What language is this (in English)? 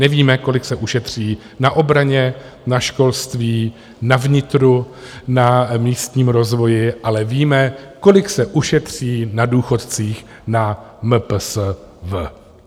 Czech